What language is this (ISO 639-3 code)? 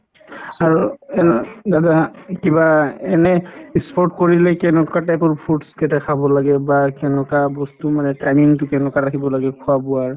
asm